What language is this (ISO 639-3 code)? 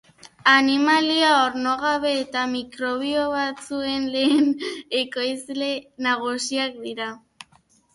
eus